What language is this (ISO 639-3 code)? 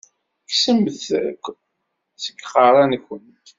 kab